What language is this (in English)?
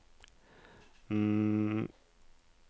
Norwegian